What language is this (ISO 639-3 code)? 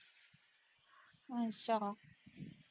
pan